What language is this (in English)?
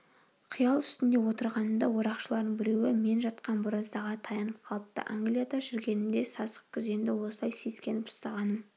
Kazakh